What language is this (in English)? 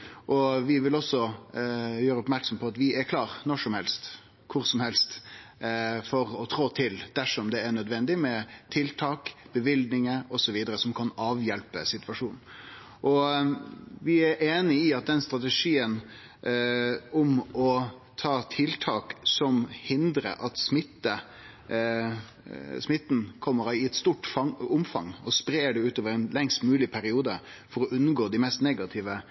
Norwegian Nynorsk